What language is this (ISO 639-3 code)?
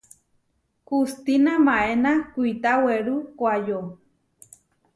var